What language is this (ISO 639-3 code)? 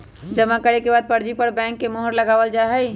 mag